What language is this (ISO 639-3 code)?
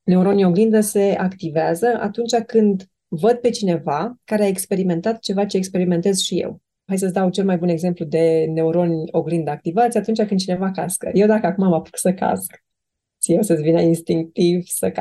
ron